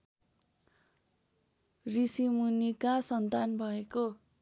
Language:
Nepali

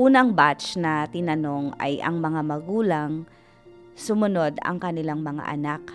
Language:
Filipino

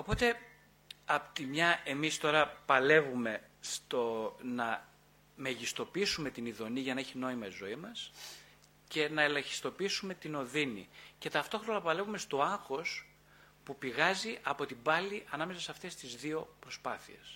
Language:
Greek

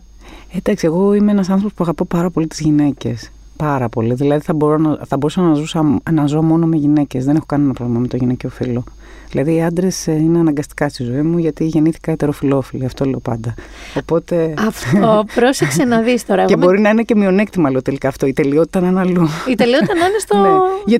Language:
Greek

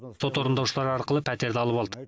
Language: Kazakh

